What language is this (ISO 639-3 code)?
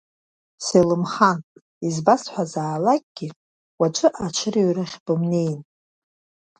abk